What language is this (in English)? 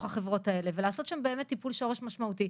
Hebrew